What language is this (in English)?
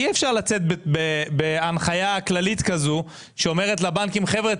Hebrew